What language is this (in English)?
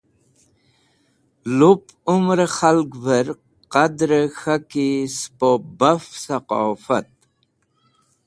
Wakhi